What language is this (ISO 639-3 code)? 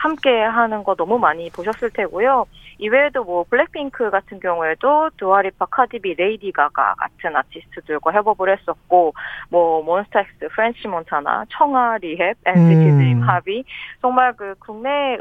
kor